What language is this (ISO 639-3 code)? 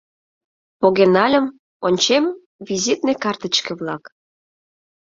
chm